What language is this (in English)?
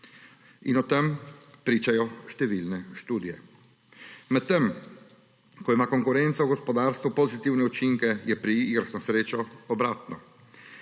Slovenian